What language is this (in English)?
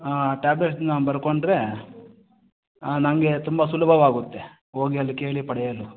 Kannada